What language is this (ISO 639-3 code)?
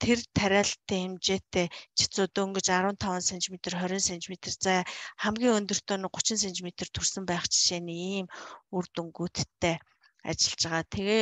ara